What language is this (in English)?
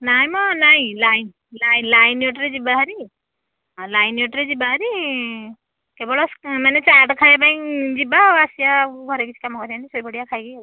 Odia